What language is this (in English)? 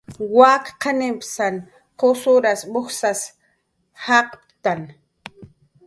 Jaqaru